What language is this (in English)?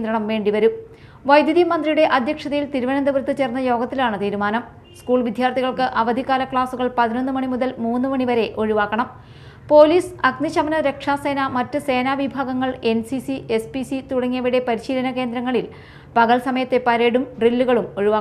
Malayalam